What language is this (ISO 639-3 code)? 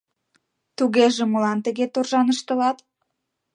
chm